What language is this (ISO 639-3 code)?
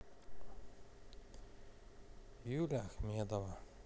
rus